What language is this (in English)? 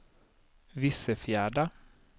Swedish